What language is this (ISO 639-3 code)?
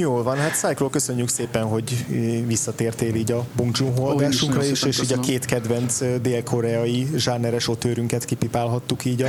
hun